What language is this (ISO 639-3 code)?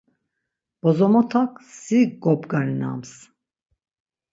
lzz